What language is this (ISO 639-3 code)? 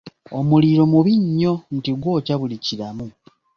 lug